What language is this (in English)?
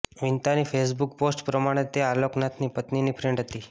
Gujarati